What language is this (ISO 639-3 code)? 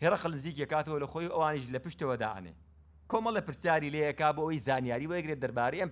ara